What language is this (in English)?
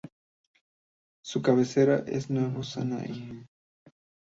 Spanish